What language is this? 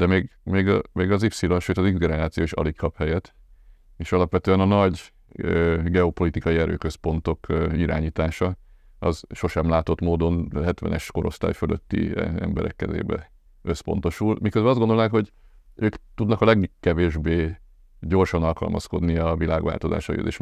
Hungarian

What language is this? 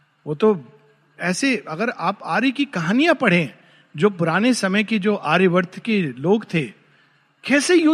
Hindi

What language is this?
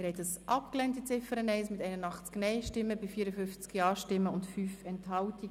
Swiss German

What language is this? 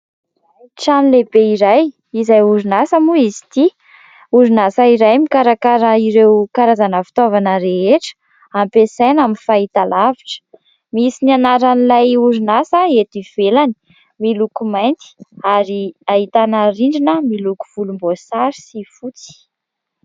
Malagasy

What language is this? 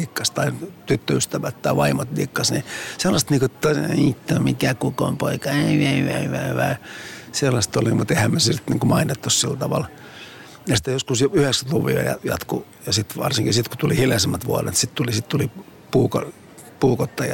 Finnish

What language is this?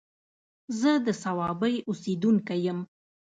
Pashto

